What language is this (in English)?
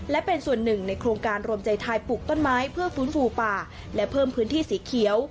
Thai